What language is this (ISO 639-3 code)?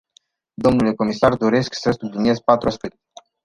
ron